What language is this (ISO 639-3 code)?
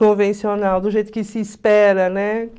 por